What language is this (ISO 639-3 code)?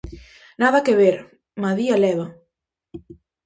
glg